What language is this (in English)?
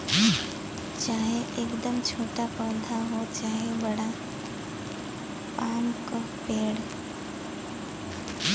Bhojpuri